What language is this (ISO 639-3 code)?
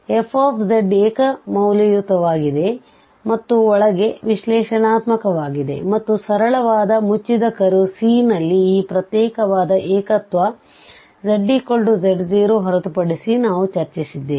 kan